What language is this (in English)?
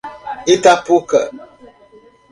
Portuguese